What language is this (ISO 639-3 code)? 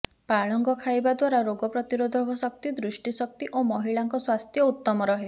ori